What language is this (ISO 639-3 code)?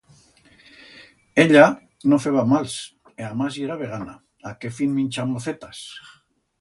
arg